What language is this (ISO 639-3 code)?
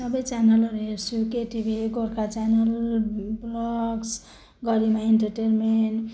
nep